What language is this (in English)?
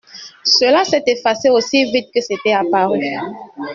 French